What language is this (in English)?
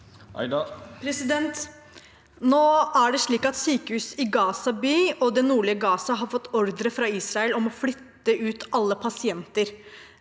Norwegian